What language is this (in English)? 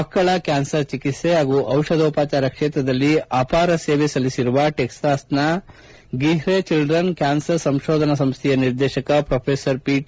Kannada